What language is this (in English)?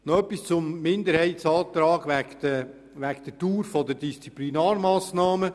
Swiss German